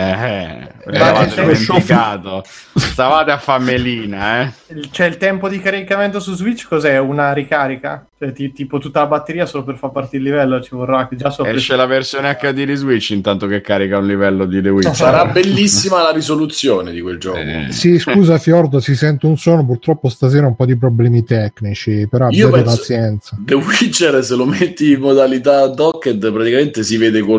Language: Italian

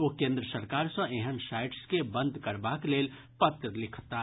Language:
Maithili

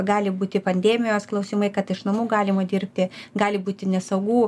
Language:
Lithuanian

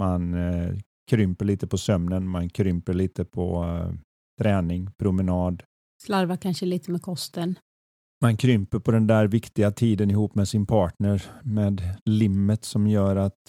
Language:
Swedish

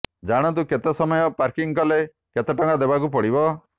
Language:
Odia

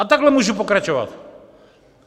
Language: Czech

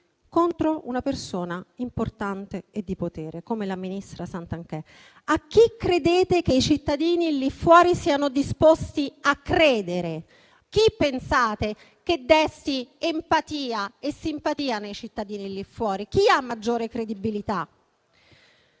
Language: Italian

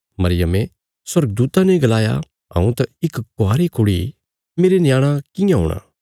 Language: Bilaspuri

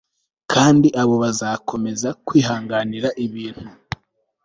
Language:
Kinyarwanda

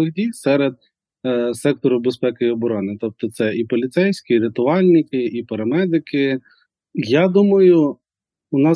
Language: Ukrainian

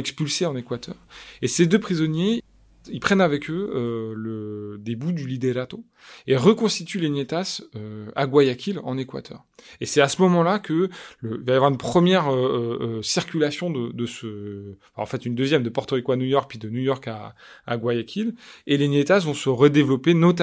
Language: French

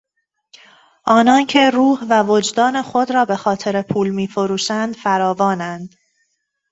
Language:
Persian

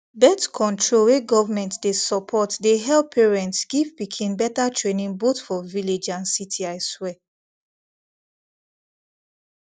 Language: Nigerian Pidgin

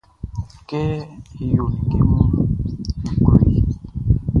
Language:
Baoulé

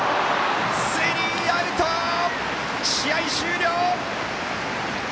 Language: Japanese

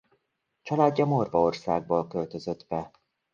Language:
Hungarian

